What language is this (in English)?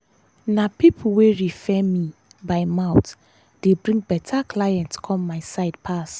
Nigerian Pidgin